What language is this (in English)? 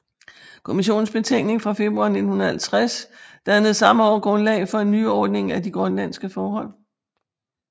Danish